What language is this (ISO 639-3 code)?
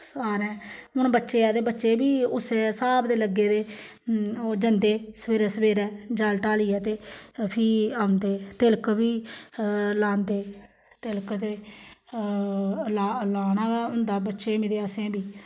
doi